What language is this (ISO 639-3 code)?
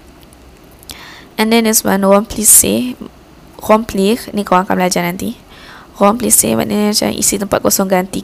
msa